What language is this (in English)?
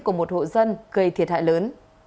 Vietnamese